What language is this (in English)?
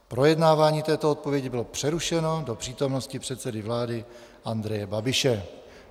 Czech